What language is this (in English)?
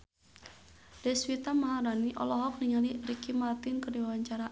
Sundanese